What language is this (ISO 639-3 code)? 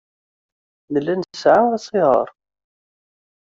kab